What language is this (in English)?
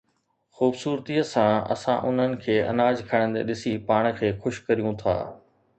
Sindhi